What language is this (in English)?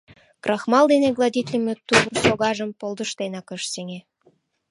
Mari